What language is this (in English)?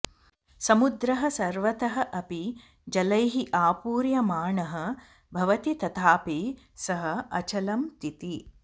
Sanskrit